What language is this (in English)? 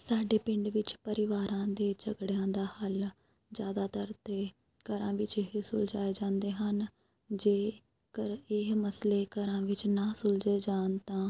Punjabi